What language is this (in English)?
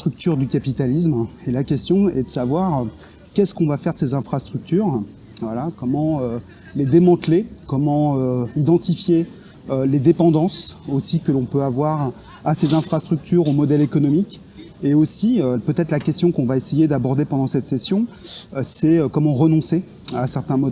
French